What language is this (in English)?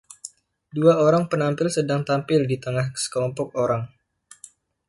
Indonesian